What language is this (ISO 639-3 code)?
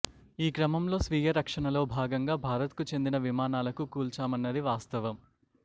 tel